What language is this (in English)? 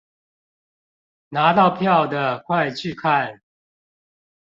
Chinese